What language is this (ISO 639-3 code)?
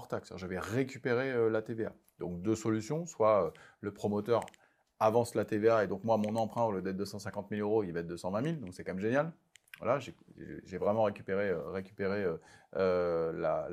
fra